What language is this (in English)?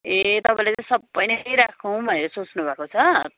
Nepali